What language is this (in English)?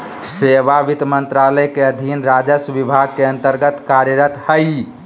Magahi